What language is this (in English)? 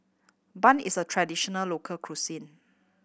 English